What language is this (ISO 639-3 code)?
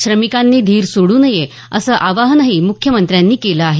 mar